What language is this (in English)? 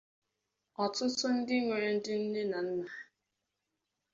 Igbo